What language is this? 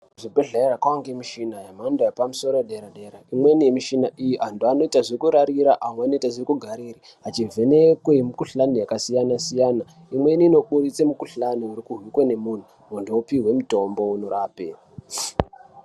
Ndau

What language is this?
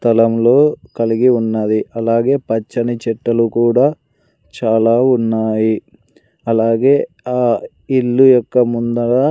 Telugu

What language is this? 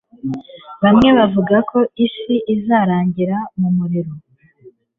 Kinyarwanda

